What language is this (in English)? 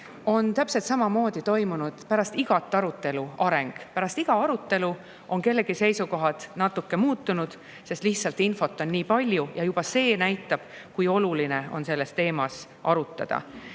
Estonian